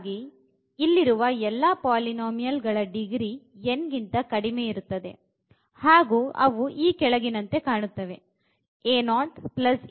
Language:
Kannada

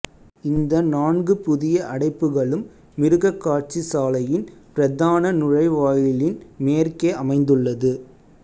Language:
Tamil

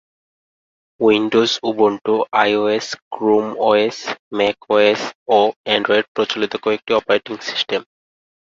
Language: Bangla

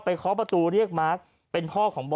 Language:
Thai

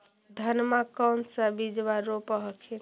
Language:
Magahi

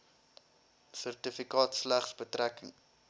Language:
Afrikaans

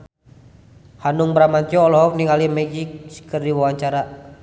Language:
Sundanese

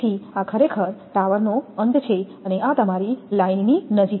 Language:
Gujarati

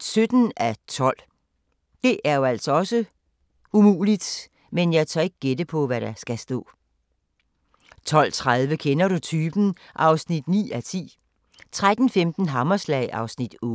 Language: Danish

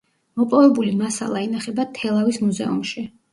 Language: Georgian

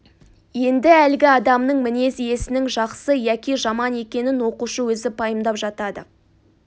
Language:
Kazakh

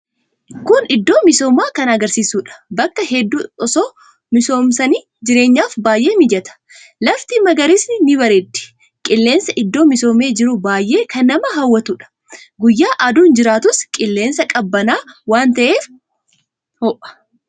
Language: Oromo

